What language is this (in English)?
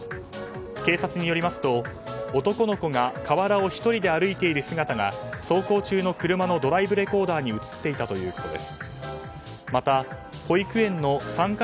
Japanese